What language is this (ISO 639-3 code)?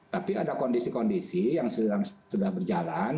ind